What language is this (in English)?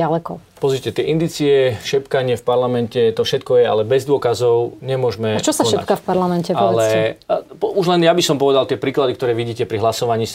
Slovak